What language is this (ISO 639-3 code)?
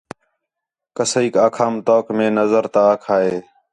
xhe